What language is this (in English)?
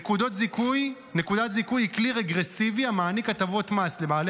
Hebrew